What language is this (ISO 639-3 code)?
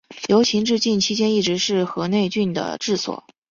zho